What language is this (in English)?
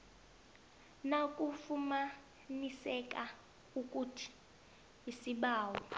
South Ndebele